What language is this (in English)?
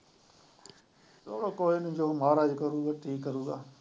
Punjabi